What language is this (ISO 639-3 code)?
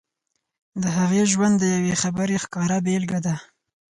pus